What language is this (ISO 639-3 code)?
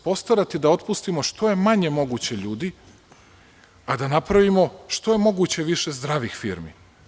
srp